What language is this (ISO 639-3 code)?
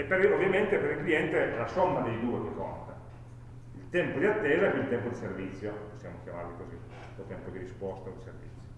ita